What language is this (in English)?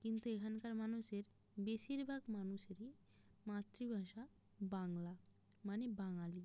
Bangla